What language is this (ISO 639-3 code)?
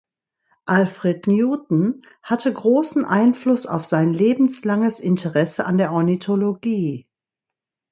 deu